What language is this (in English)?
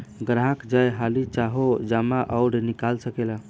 Bhojpuri